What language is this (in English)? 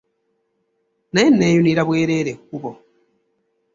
Ganda